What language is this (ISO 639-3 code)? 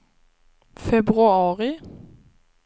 swe